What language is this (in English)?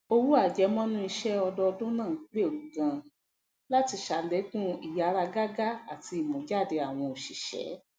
Yoruba